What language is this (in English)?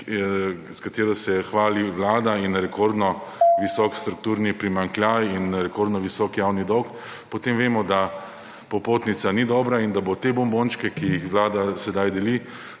Slovenian